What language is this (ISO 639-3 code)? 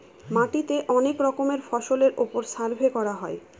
ben